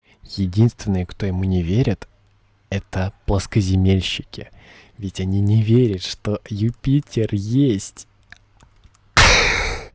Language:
Russian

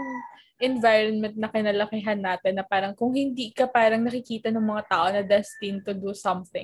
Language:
Filipino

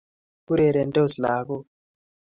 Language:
Kalenjin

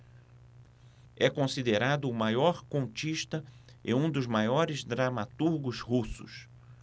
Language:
Portuguese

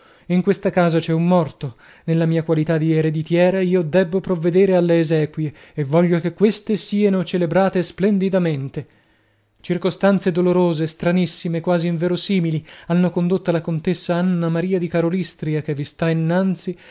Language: Italian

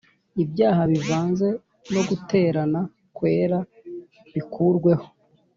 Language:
Kinyarwanda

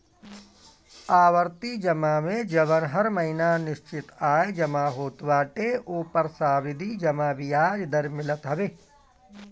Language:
Bhojpuri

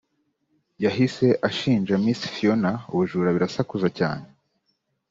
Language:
Kinyarwanda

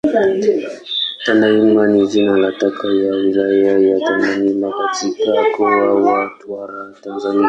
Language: Swahili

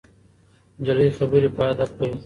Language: Pashto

